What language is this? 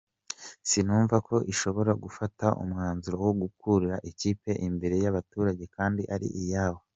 Kinyarwanda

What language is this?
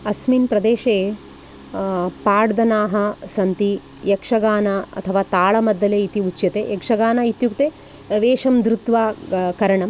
Sanskrit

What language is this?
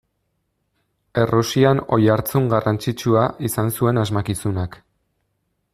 Basque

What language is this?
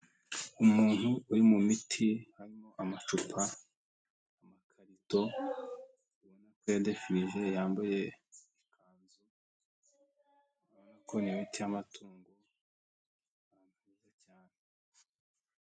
Kinyarwanda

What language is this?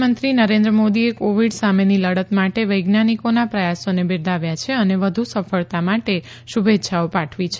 Gujarati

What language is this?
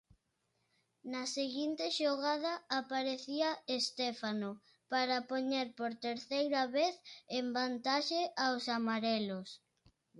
Galician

